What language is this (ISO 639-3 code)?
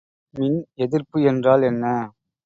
tam